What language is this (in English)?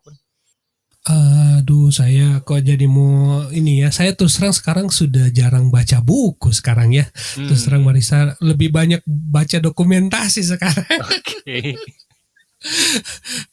Indonesian